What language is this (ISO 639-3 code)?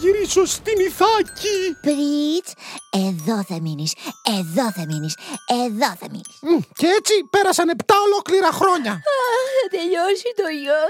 ell